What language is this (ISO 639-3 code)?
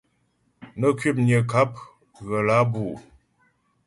bbj